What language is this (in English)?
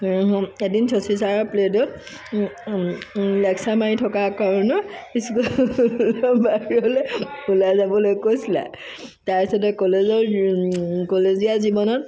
Assamese